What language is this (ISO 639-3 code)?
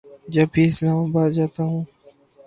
urd